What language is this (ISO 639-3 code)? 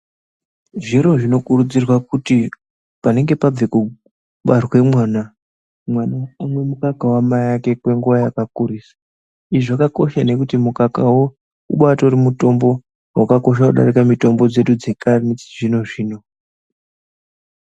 ndc